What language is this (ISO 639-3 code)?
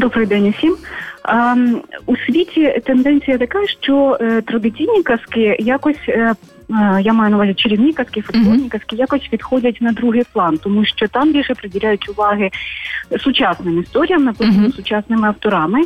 ukr